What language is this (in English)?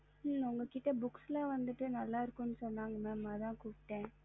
Tamil